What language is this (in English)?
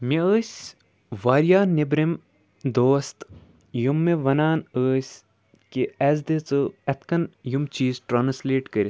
Kashmiri